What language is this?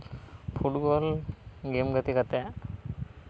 Santali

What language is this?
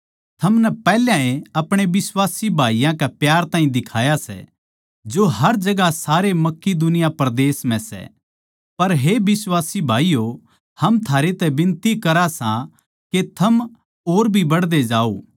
Haryanvi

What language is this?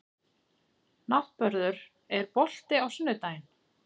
Icelandic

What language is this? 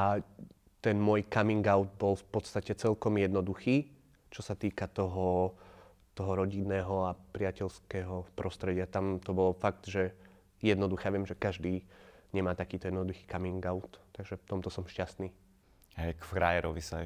Slovak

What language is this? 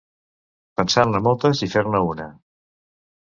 Catalan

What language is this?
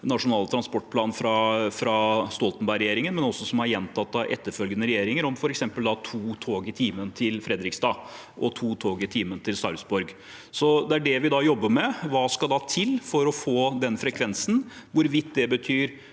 Norwegian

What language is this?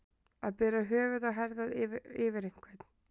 Icelandic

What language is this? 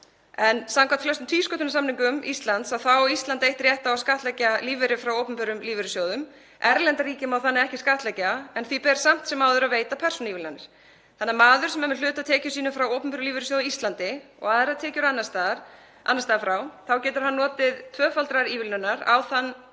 Icelandic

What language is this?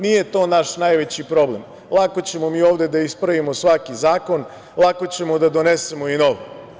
Serbian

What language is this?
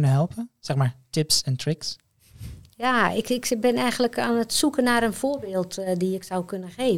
Dutch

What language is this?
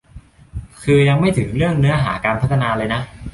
Thai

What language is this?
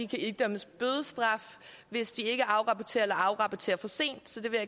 Danish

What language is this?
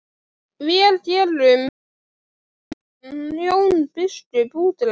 Icelandic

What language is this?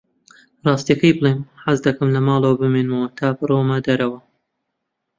Central Kurdish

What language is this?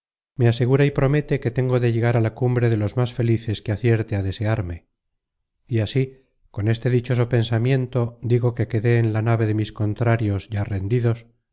Spanish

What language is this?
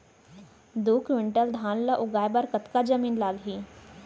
Chhattisgarhi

